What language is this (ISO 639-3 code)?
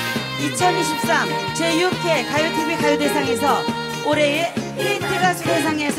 kor